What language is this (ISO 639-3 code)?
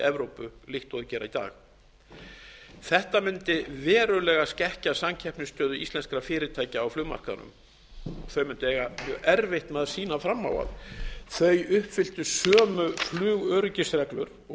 isl